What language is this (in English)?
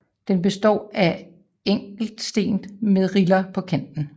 Danish